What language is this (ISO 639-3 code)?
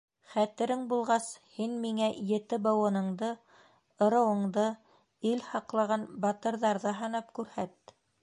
bak